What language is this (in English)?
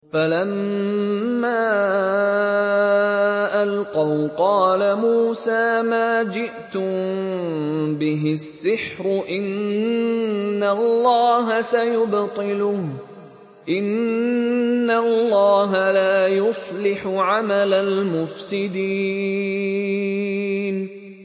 Arabic